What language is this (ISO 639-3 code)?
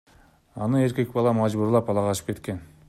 kir